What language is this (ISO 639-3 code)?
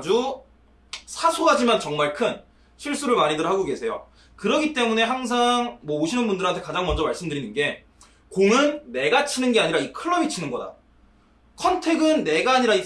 kor